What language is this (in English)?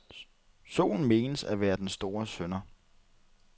Danish